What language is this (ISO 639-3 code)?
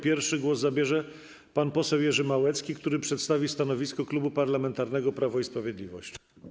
pol